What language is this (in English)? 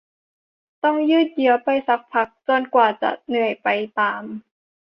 Thai